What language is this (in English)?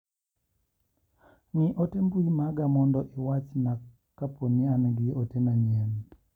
Luo (Kenya and Tanzania)